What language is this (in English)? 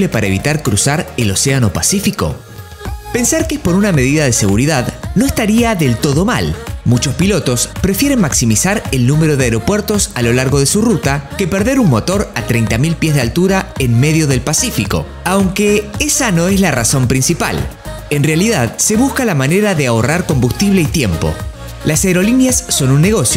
Spanish